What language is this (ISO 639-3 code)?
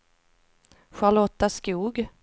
swe